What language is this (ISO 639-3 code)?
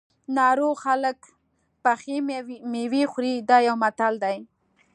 pus